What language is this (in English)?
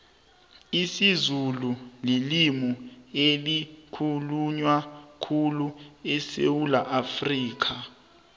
South Ndebele